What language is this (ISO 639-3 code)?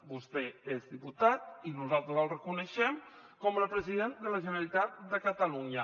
cat